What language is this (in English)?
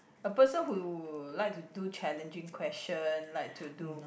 English